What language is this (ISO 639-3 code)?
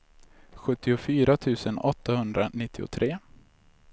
swe